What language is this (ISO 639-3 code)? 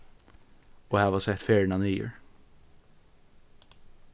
fao